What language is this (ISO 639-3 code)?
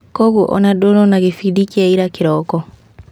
kik